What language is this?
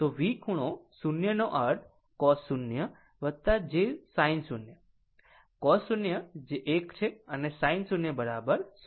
Gujarati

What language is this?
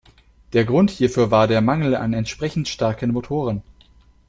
German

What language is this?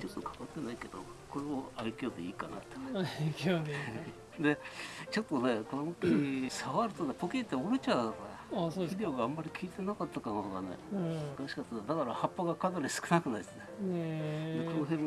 Japanese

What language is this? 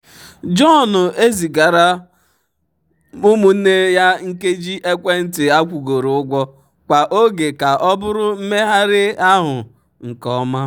Igbo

